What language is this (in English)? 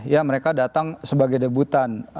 Indonesian